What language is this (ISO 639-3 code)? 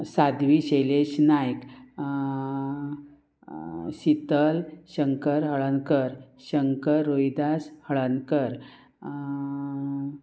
kok